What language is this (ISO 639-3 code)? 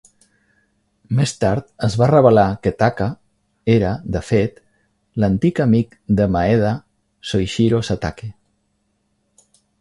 cat